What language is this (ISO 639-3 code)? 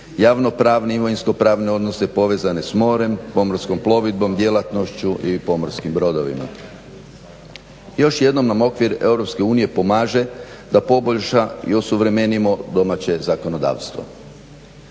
hrv